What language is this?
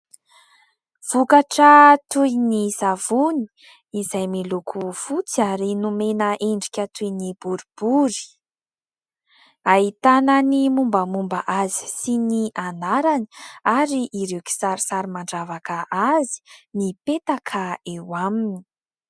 Malagasy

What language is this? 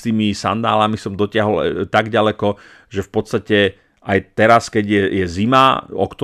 Slovak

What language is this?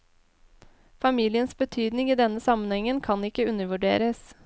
Norwegian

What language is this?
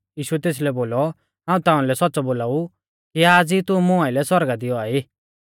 Mahasu Pahari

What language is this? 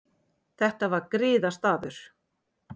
Icelandic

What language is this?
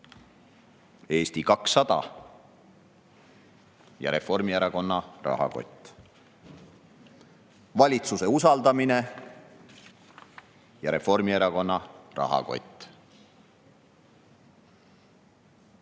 Estonian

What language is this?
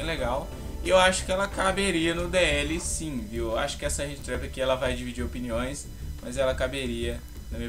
Portuguese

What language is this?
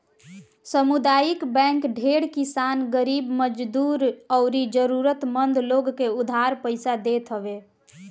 Bhojpuri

